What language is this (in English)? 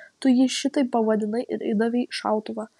Lithuanian